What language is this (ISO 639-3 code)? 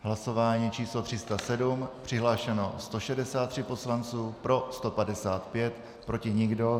ces